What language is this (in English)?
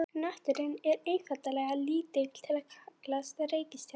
Icelandic